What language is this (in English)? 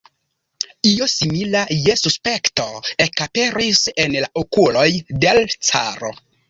Esperanto